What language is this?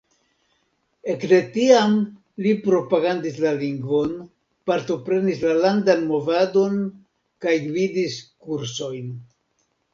Esperanto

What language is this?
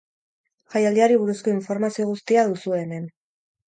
Basque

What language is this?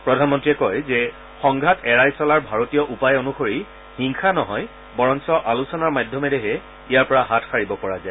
Assamese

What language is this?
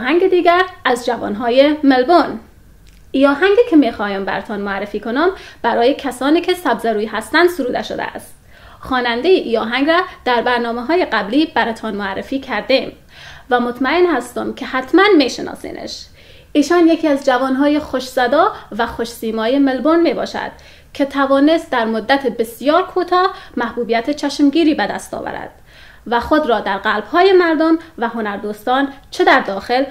Persian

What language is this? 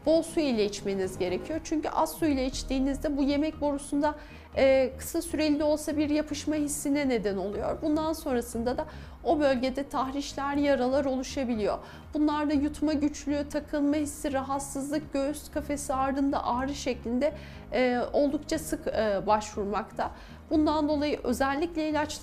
Turkish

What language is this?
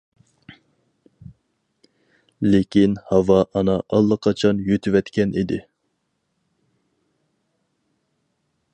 Uyghur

